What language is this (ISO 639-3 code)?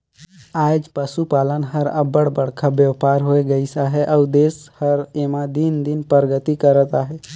hne